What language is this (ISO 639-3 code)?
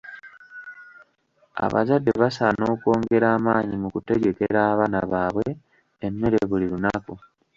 lug